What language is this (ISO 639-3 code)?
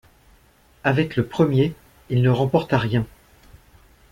fra